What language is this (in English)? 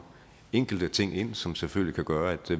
Danish